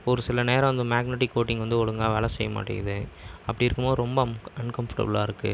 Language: Tamil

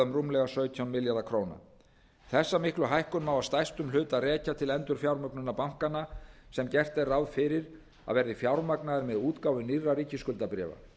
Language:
Icelandic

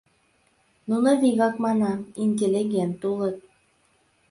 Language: Mari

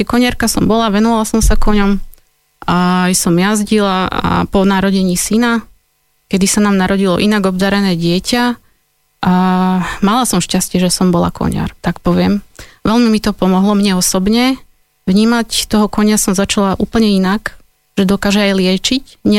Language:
Slovak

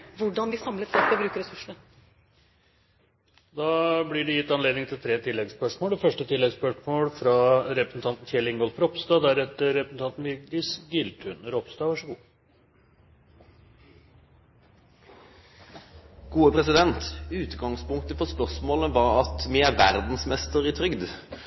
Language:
Norwegian Bokmål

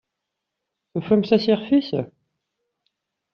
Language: Kabyle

